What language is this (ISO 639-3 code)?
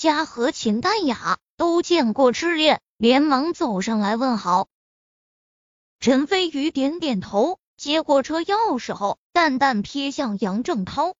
zho